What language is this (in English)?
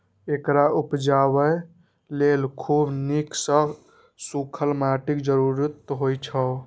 Maithili